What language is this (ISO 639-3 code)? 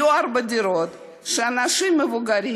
heb